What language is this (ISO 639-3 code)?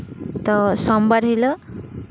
sat